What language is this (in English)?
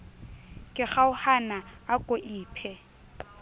Southern Sotho